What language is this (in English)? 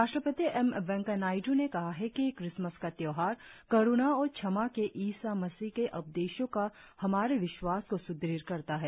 Hindi